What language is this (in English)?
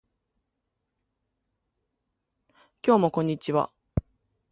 Japanese